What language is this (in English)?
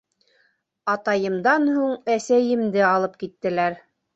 Bashkir